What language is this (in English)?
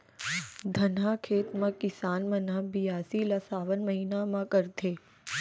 Chhattisgarhi